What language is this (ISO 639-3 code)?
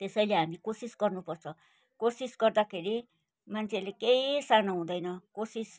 nep